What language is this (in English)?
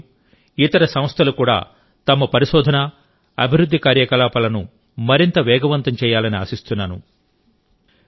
Telugu